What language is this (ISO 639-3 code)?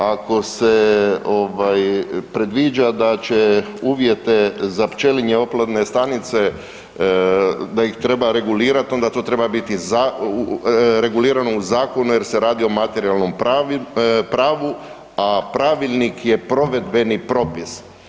hrv